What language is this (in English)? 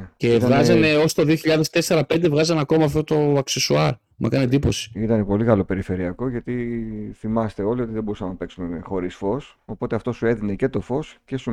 Greek